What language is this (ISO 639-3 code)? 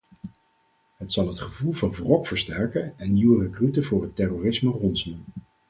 nld